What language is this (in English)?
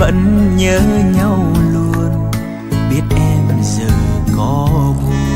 Vietnamese